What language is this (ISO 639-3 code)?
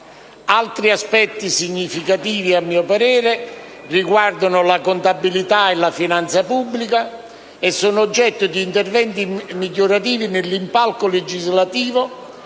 ita